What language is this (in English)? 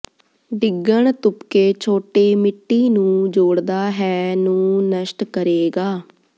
Punjabi